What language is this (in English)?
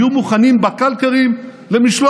Hebrew